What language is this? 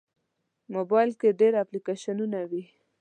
Pashto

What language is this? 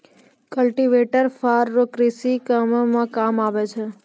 Maithili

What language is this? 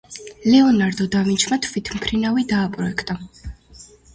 Georgian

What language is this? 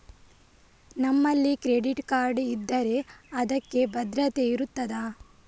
Kannada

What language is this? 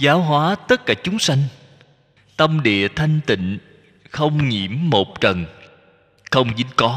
Vietnamese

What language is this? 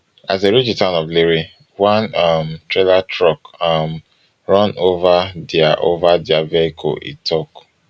Nigerian Pidgin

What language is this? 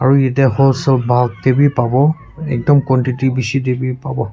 Naga Pidgin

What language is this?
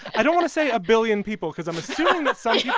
English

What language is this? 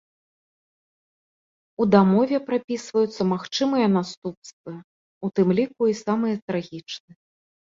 Belarusian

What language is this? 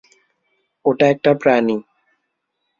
Bangla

